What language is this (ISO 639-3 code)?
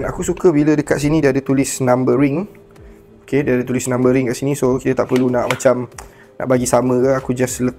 msa